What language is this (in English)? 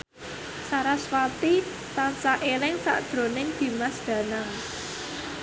Javanese